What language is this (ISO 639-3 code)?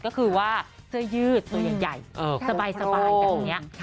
tha